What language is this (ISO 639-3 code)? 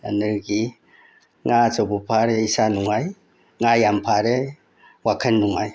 mni